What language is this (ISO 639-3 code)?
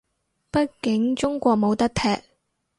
yue